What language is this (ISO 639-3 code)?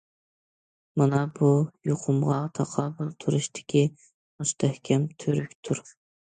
uig